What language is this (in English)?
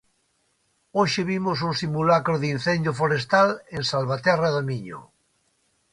Galician